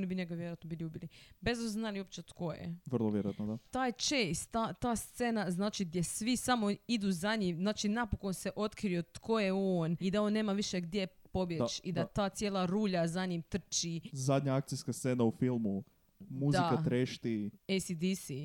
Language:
Croatian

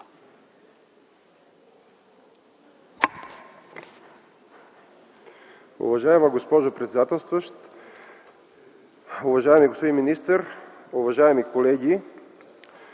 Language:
Bulgarian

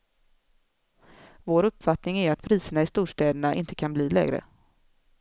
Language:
Swedish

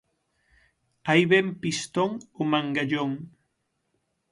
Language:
Galician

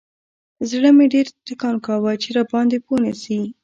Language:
Pashto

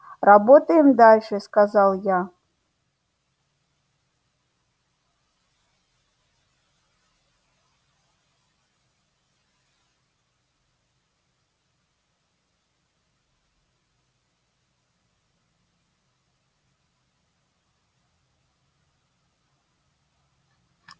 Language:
Russian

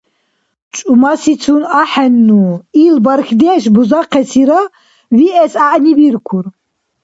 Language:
Dargwa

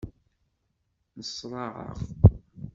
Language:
Kabyle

